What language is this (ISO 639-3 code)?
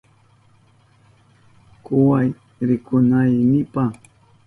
qup